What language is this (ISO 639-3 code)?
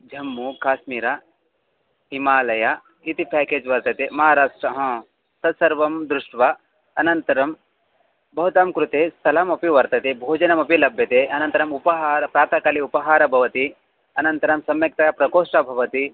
san